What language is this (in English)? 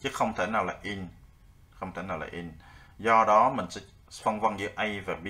Vietnamese